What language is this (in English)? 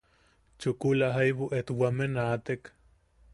Yaqui